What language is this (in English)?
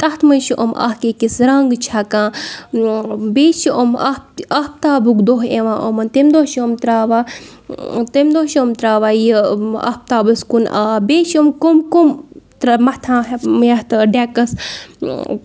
Kashmiri